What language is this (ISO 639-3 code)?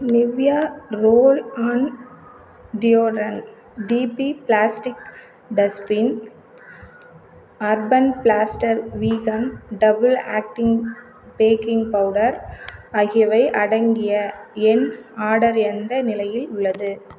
tam